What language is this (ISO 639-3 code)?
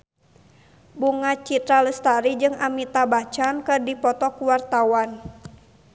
sun